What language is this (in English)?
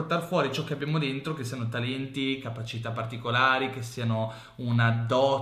Italian